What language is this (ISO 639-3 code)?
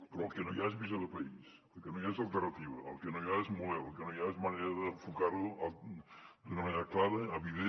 cat